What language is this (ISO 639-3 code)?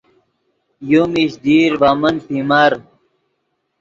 ydg